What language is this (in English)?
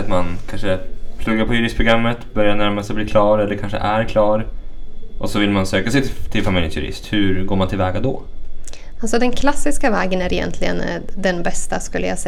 Swedish